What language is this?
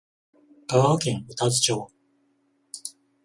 Japanese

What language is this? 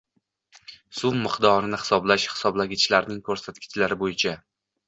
Uzbek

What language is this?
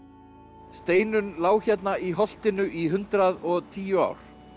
Icelandic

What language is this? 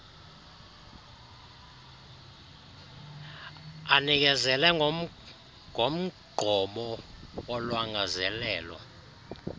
Xhosa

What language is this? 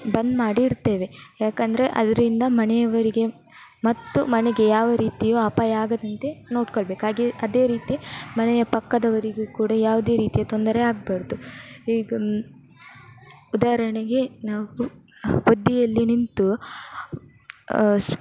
Kannada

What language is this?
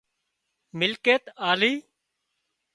Wadiyara Koli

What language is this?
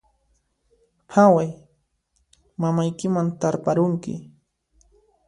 Puno Quechua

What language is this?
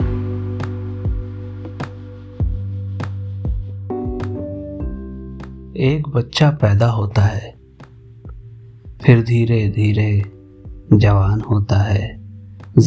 Urdu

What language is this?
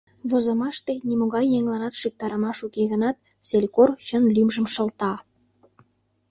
Mari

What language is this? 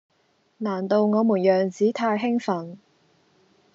Cantonese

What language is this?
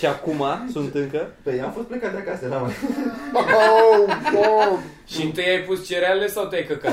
Romanian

